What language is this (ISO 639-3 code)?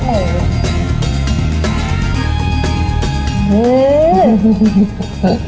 tha